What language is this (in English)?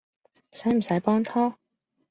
Cantonese